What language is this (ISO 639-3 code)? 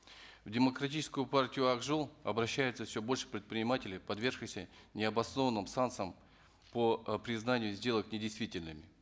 kaz